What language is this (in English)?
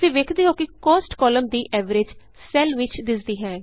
Punjabi